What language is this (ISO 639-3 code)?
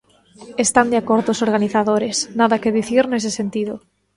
glg